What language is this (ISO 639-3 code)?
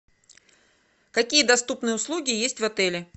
rus